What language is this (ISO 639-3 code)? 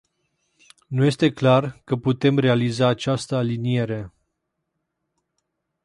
ron